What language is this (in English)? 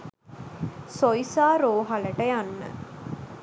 Sinhala